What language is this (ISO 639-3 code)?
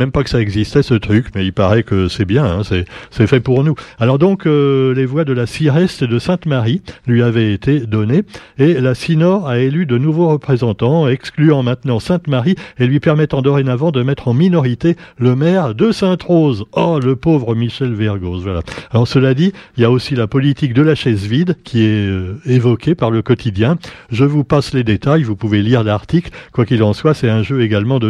fra